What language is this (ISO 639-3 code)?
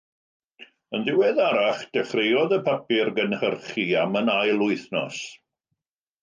cym